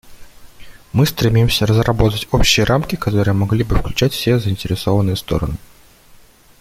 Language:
Russian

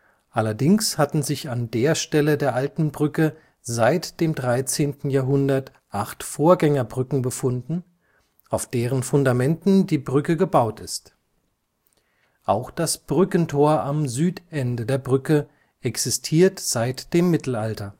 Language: German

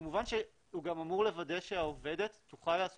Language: Hebrew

